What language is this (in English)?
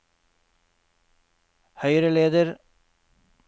Norwegian